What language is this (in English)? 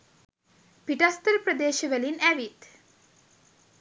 Sinhala